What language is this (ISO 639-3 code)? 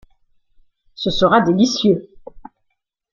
fra